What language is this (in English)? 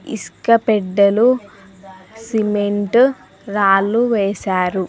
Telugu